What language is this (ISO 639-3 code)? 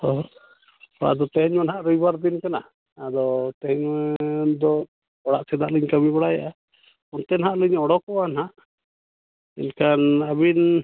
sat